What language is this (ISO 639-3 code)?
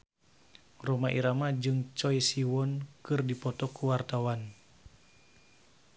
sun